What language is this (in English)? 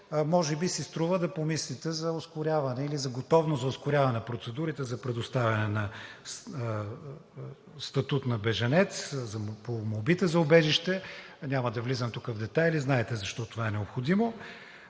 Bulgarian